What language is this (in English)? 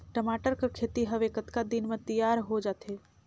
Chhattisgarhi